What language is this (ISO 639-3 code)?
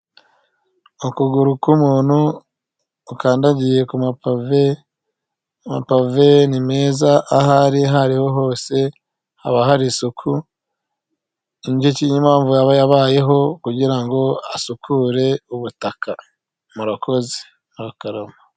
kin